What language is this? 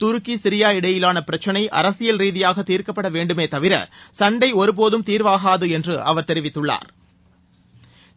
Tamil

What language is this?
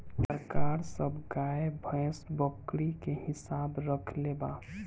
Bhojpuri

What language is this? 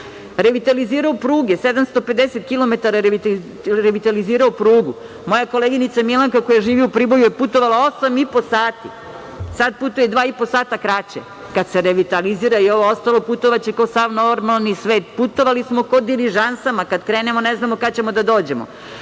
Serbian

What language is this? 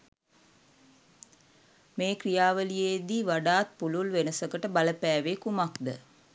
Sinhala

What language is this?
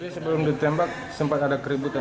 Indonesian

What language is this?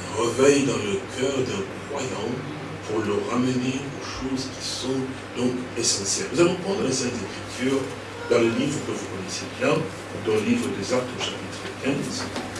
French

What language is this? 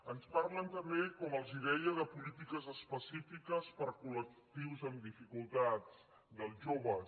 Catalan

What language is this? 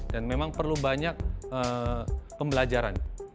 Indonesian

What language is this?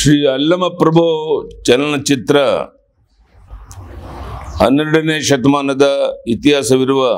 Vietnamese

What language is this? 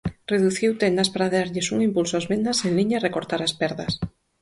Galician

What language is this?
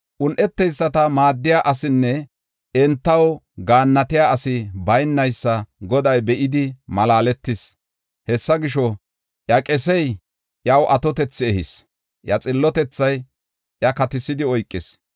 Gofa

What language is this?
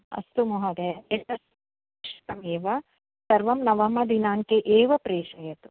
Sanskrit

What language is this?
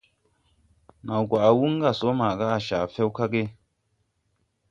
Tupuri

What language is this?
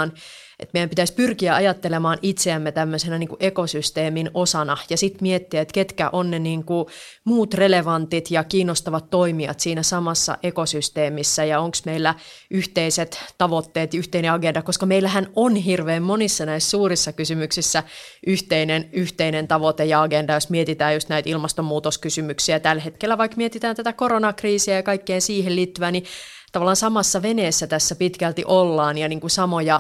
Finnish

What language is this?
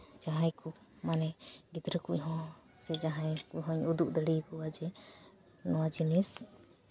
Santali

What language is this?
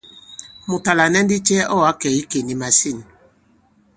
Bankon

